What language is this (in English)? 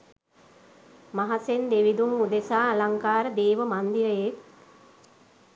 Sinhala